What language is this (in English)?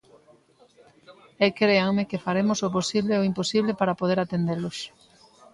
Galician